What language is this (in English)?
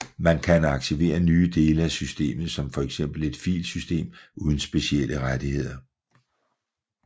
Danish